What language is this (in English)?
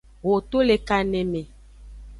Aja (Benin)